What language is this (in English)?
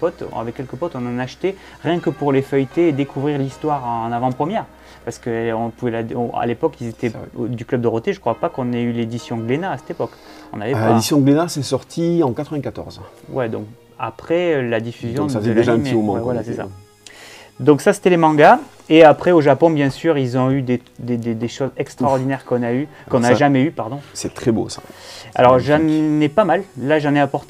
French